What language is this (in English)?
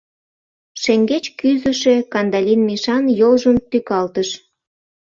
Mari